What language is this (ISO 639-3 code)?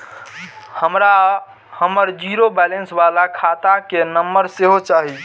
mai